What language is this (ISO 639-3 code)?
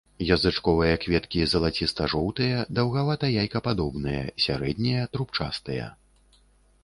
bel